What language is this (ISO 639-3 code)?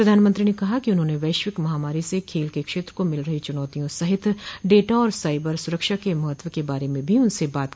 hin